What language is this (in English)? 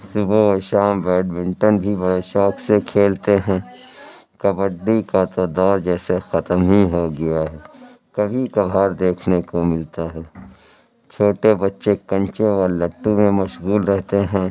Urdu